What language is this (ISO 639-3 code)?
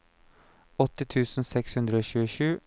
nor